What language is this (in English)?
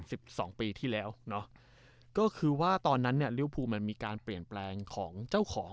Thai